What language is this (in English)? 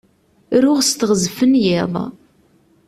Kabyle